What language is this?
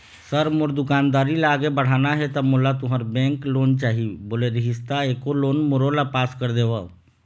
Chhattisgarhi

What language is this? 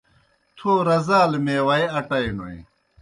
Kohistani Shina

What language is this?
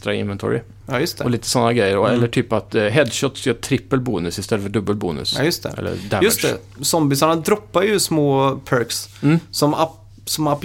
Swedish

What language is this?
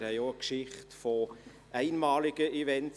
Swiss German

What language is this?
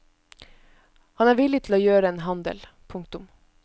Norwegian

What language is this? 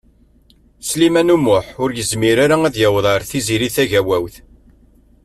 Kabyle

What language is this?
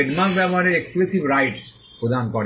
Bangla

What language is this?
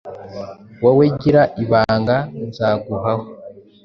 Kinyarwanda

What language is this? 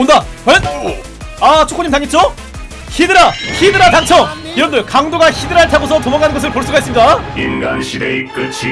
Korean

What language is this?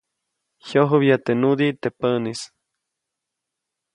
Copainalá Zoque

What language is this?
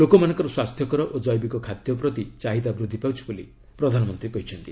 Odia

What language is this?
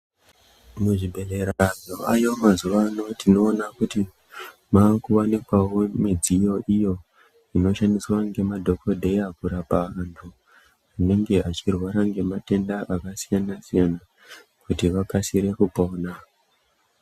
Ndau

